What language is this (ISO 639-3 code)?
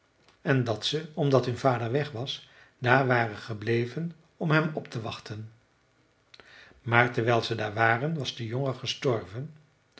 nld